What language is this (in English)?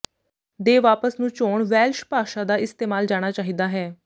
Punjabi